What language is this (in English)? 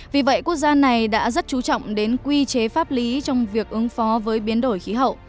Vietnamese